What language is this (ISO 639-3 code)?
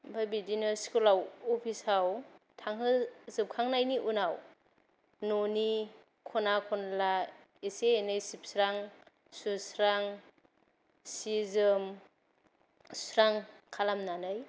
brx